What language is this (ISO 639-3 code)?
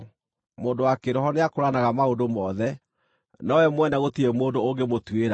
kik